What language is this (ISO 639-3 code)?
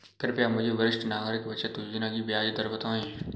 hin